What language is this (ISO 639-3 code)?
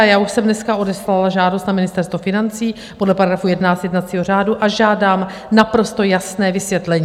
ces